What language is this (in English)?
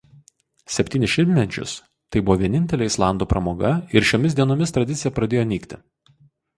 Lithuanian